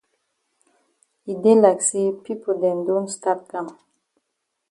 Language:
Cameroon Pidgin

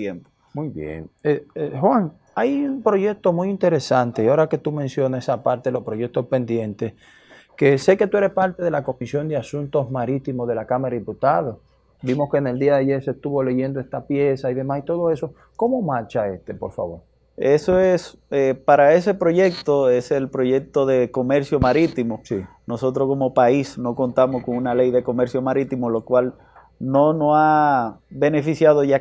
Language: Spanish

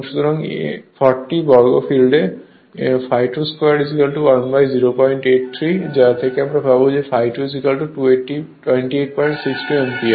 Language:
Bangla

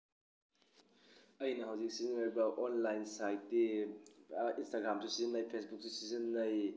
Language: Manipuri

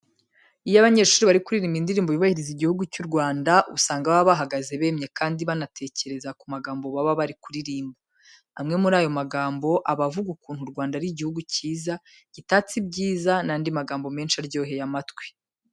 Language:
Kinyarwanda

